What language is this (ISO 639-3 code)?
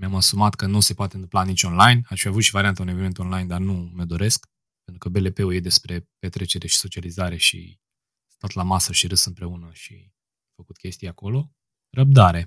ron